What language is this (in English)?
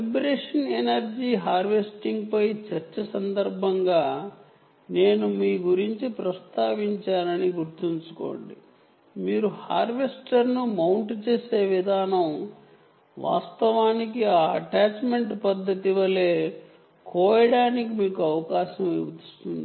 Telugu